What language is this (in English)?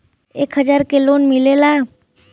Bhojpuri